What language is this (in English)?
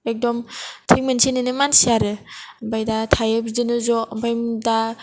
Bodo